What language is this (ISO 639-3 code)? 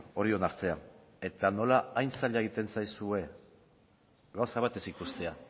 eus